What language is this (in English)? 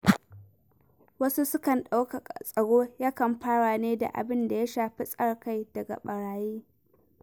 Hausa